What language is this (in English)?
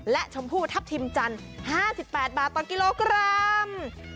Thai